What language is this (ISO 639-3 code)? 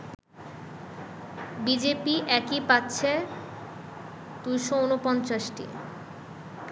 ben